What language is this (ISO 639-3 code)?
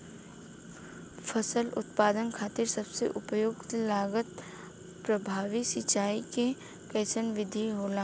bho